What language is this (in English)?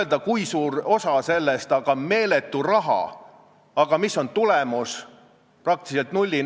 Estonian